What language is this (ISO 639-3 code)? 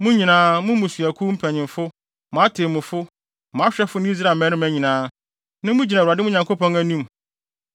aka